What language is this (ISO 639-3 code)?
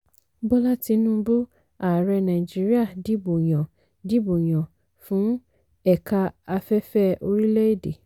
yor